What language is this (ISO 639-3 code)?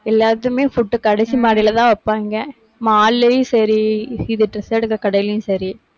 tam